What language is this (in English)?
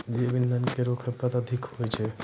Maithili